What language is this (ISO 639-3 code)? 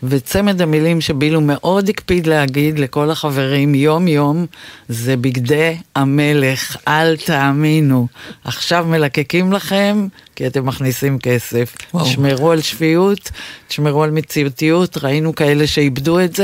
heb